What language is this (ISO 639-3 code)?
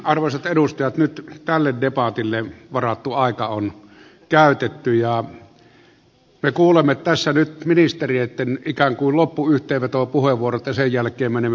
fin